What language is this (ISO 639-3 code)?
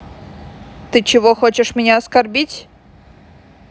rus